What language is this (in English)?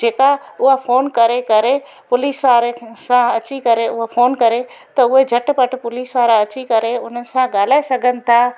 Sindhi